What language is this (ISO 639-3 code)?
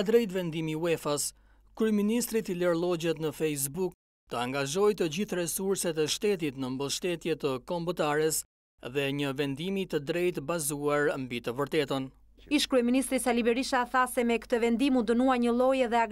ron